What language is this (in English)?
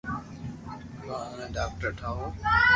Loarki